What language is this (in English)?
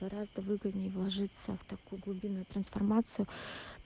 Russian